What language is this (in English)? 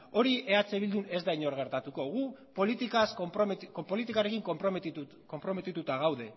Basque